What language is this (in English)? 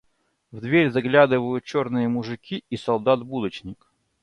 Russian